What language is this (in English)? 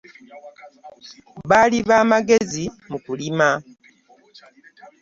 Ganda